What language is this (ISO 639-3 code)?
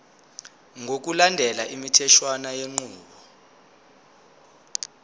zul